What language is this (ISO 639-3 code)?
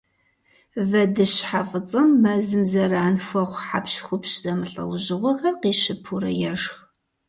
kbd